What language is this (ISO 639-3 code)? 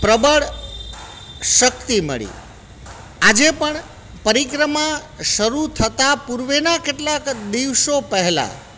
guj